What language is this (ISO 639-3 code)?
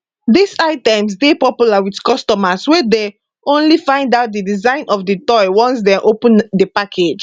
pcm